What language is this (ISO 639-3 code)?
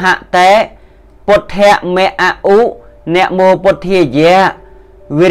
tha